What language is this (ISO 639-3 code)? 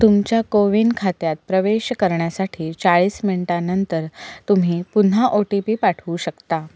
mar